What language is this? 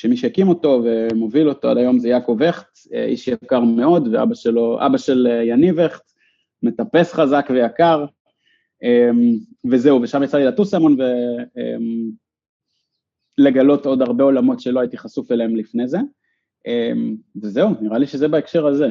Hebrew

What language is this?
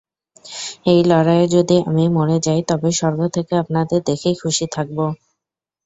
Bangla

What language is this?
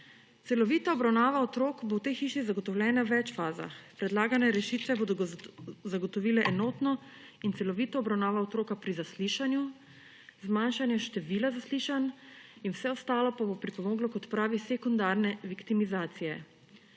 Slovenian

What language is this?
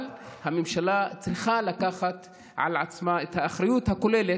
Hebrew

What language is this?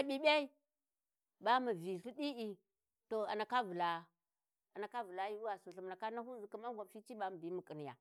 Warji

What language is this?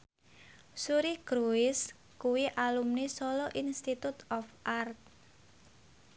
Javanese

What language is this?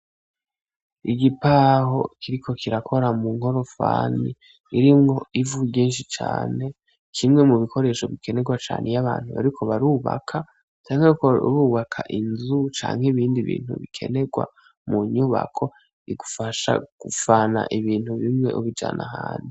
Rundi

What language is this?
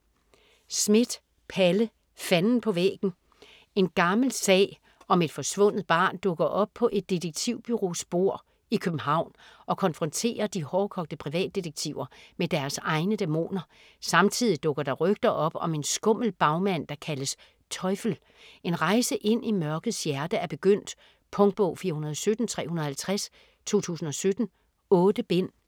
Danish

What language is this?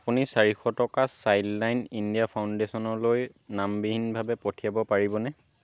Assamese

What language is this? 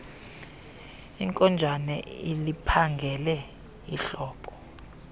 Xhosa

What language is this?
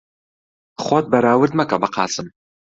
Central Kurdish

